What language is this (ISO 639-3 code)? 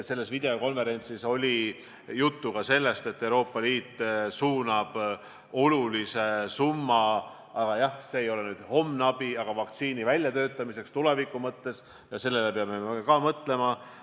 est